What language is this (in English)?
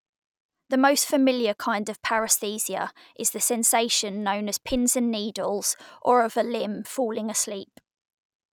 English